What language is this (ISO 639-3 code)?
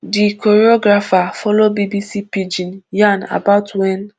pcm